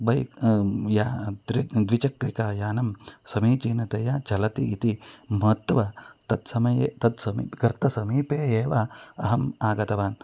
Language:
Sanskrit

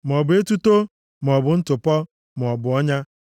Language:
Igbo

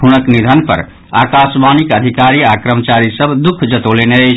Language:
Maithili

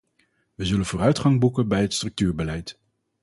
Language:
Dutch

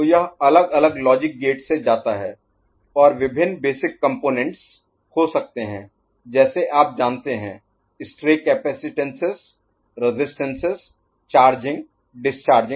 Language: Hindi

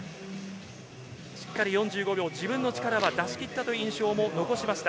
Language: Japanese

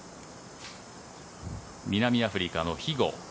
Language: Japanese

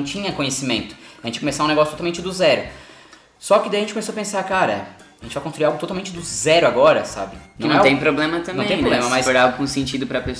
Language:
Portuguese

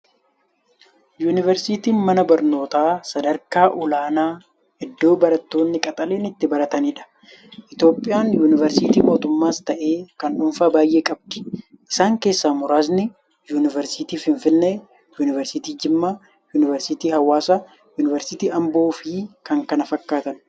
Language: Oromo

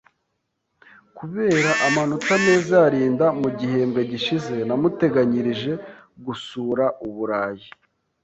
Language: Kinyarwanda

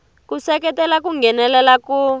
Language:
Tsonga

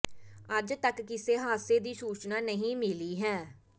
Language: Punjabi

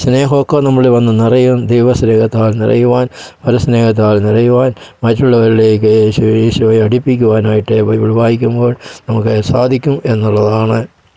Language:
Malayalam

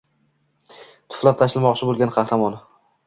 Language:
Uzbek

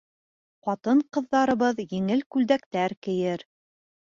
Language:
Bashkir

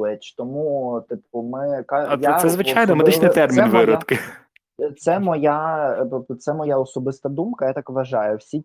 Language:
Ukrainian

